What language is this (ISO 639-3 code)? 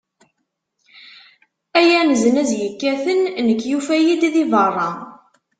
kab